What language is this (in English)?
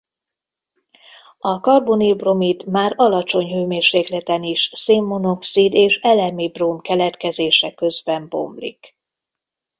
Hungarian